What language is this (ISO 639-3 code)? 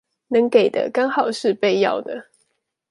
zho